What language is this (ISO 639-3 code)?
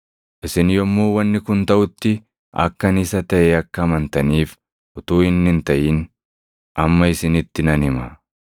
orm